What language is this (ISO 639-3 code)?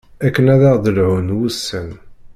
kab